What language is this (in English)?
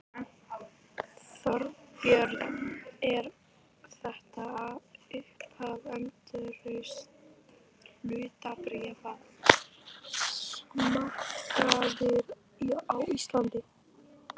Icelandic